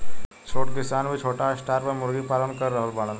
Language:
Bhojpuri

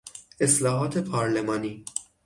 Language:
Persian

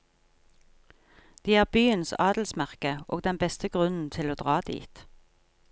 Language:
Norwegian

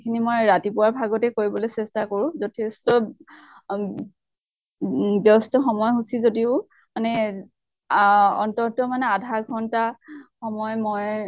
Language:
Assamese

